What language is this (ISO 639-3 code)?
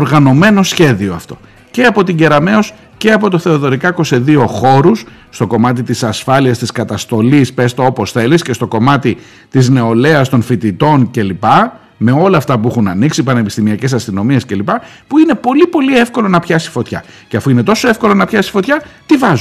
ell